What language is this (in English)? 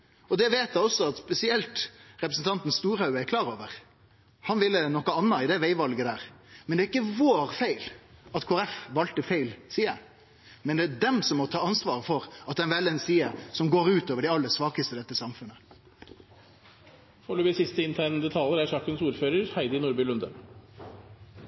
Norwegian